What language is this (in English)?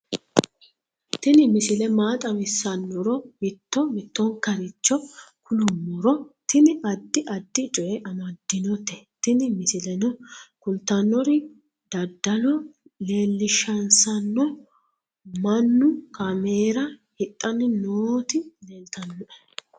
Sidamo